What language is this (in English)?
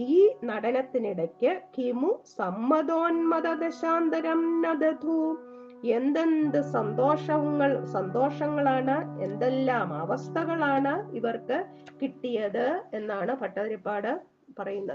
Malayalam